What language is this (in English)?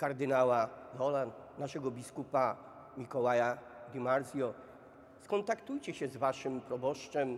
Polish